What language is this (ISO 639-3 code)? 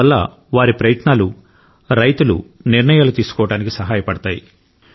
tel